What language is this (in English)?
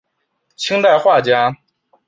Chinese